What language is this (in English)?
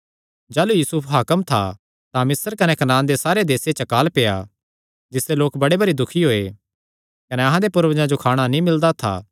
Kangri